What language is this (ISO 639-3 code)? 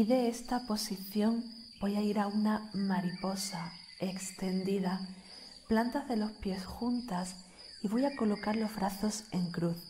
spa